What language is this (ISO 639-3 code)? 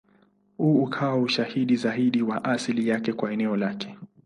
swa